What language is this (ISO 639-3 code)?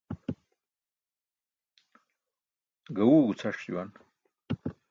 bsk